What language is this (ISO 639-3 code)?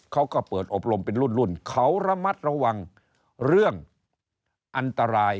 tha